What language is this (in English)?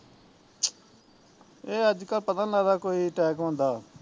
Punjabi